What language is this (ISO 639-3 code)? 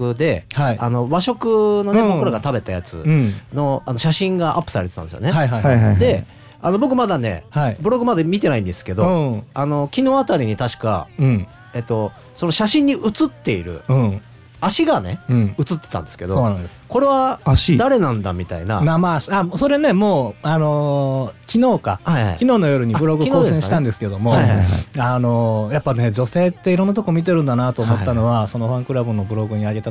jpn